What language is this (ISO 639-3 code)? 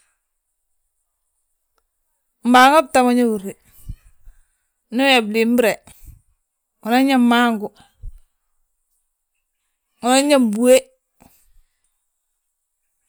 bjt